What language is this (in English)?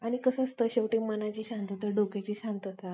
Marathi